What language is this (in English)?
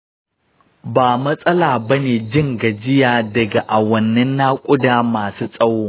Hausa